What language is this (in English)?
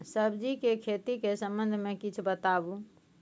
Maithili